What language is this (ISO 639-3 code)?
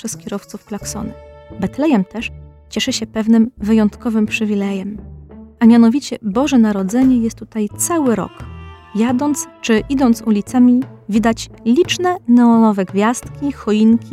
pol